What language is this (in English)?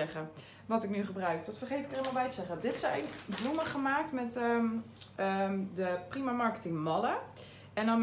Dutch